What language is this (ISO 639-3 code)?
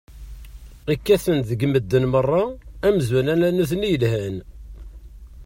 kab